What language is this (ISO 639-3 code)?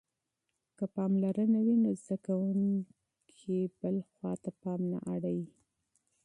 pus